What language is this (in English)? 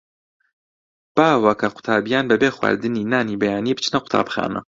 Central Kurdish